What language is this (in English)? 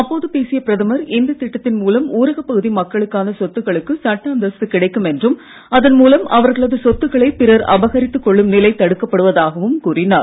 Tamil